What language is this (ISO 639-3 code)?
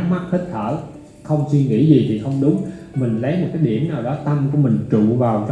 vie